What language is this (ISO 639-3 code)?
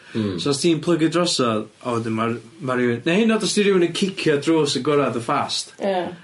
cym